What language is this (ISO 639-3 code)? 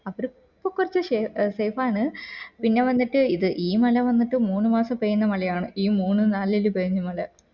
mal